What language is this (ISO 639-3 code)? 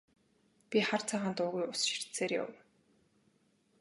mon